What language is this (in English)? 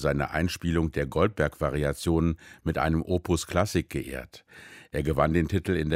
German